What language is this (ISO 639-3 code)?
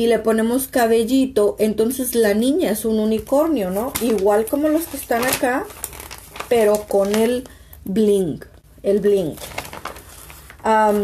spa